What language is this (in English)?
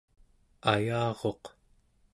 Central Yupik